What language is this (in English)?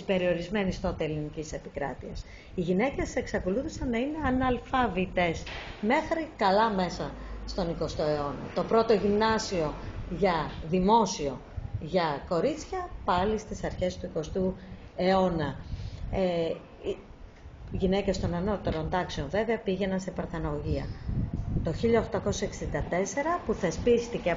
Greek